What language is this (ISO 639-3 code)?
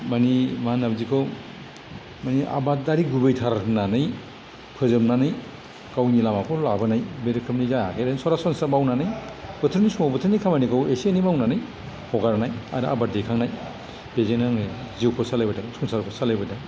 brx